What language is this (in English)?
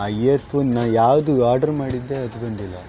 Kannada